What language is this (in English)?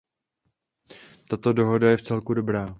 Czech